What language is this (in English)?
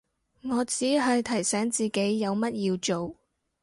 Cantonese